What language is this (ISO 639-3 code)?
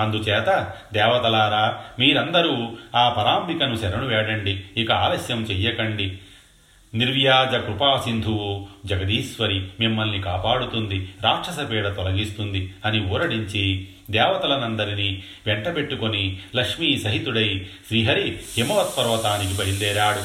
tel